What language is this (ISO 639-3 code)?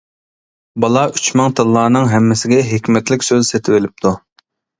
uig